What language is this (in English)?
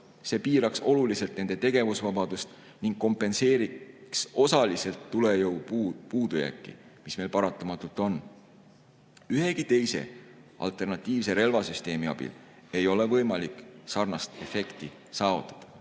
Estonian